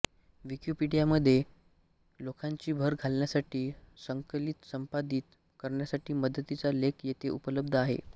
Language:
Marathi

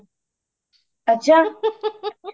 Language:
Punjabi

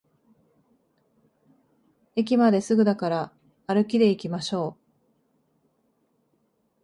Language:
Japanese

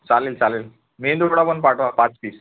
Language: Marathi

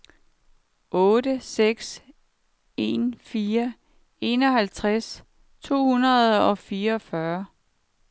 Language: Danish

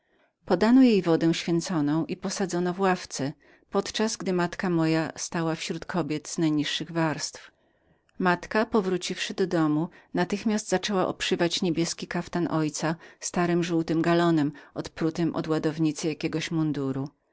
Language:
Polish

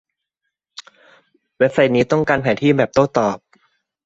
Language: Thai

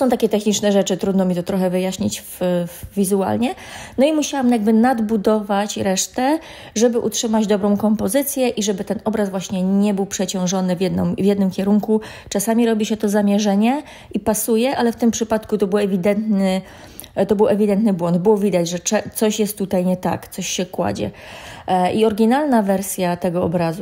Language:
Polish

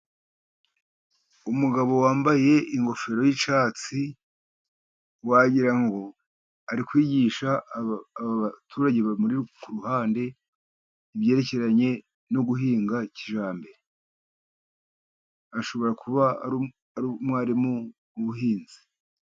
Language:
Kinyarwanda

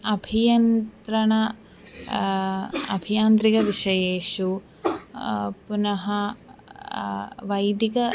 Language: Sanskrit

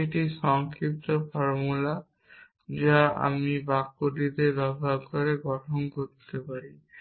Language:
Bangla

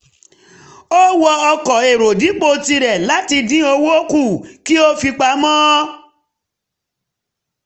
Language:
Yoruba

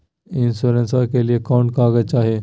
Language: Magahi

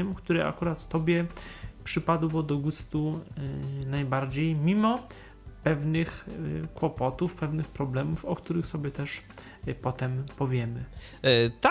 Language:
Polish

